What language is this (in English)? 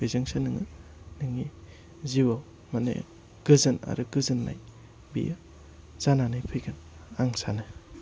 Bodo